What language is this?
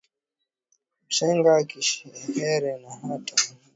Swahili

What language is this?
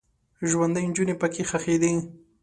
Pashto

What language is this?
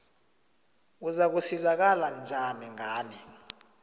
South Ndebele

